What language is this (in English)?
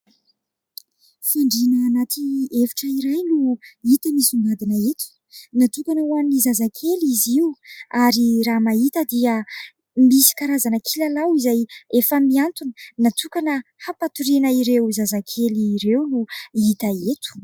Malagasy